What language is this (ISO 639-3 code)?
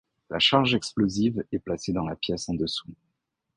fra